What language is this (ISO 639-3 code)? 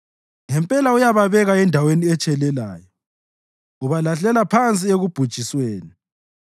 nde